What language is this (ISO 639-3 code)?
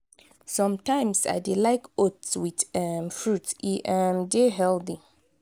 pcm